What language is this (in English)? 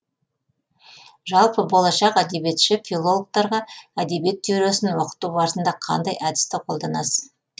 Kazakh